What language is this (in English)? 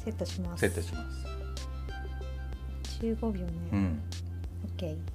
Japanese